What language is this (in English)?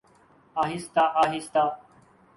Urdu